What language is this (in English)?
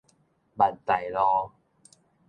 Min Nan Chinese